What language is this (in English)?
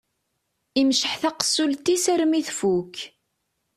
Kabyle